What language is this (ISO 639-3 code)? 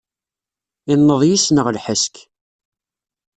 kab